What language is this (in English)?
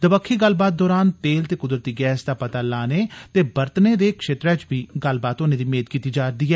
Dogri